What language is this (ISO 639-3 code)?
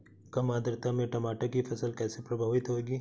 hin